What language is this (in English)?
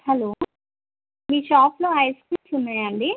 Telugu